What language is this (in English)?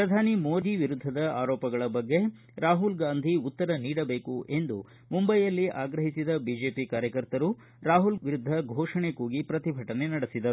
Kannada